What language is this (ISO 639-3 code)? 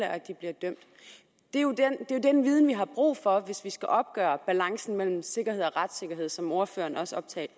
dan